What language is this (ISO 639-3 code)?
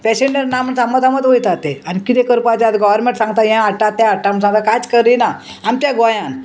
kok